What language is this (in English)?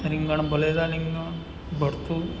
Gujarati